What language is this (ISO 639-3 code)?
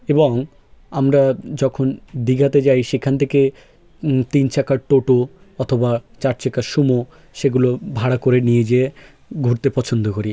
ben